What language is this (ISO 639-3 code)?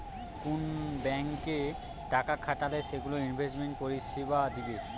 ben